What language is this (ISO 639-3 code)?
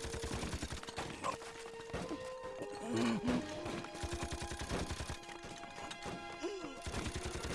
vie